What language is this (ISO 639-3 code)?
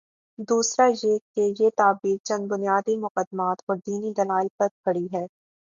urd